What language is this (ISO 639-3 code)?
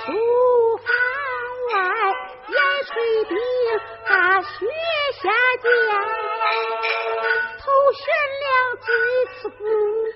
zho